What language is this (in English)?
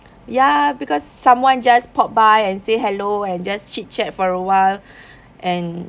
English